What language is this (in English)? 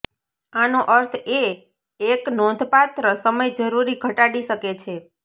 Gujarati